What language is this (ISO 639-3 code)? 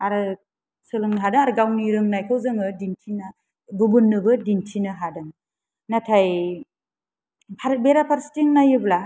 brx